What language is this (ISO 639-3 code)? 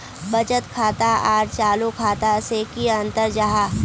mag